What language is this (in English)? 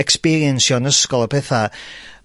Welsh